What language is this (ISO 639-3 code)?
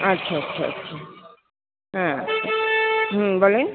ben